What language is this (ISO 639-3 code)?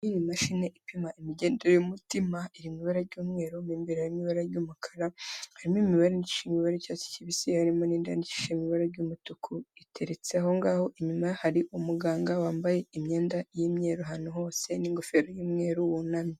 kin